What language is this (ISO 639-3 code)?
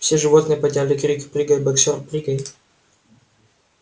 rus